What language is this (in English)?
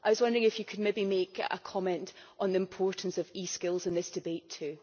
English